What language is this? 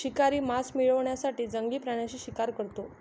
Marathi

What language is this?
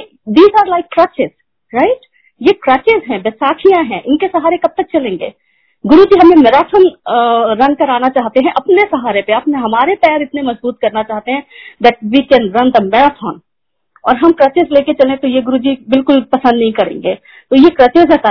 Hindi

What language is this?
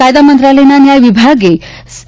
Gujarati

